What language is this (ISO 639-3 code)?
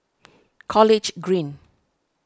eng